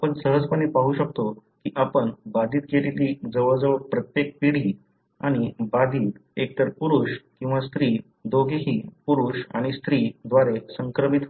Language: Marathi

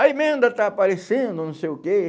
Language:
Portuguese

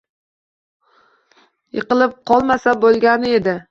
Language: Uzbek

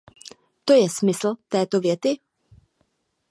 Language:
Czech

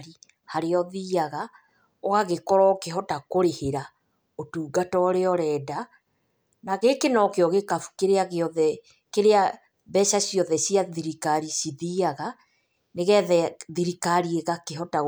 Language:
Kikuyu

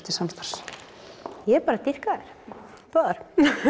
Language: Icelandic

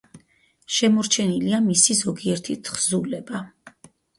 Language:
Georgian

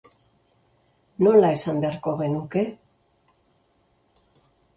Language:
Basque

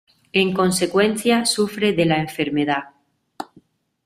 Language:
Spanish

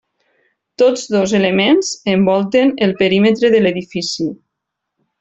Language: Catalan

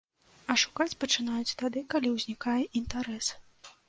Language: Belarusian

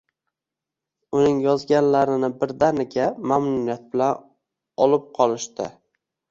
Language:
Uzbek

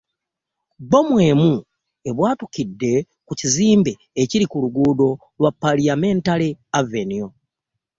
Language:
Ganda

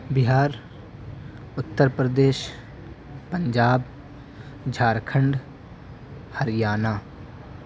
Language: Urdu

